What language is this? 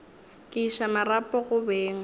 Northern Sotho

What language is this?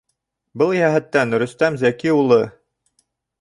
Bashkir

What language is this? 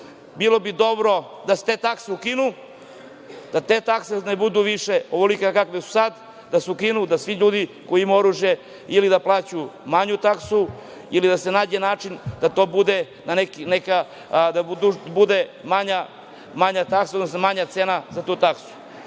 Serbian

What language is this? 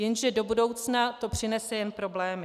Czech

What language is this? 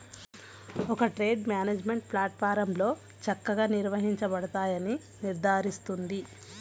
Telugu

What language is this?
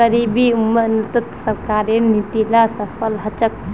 Magahi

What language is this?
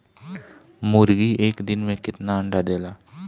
Bhojpuri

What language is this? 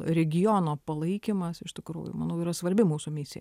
Lithuanian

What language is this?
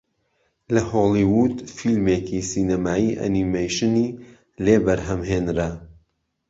Central Kurdish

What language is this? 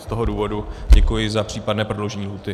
Czech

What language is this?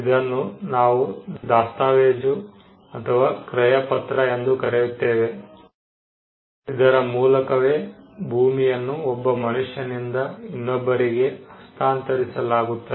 Kannada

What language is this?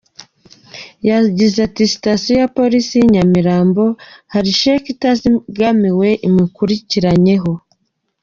Kinyarwanda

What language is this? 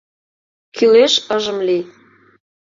Mari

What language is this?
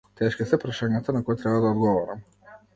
Macedonian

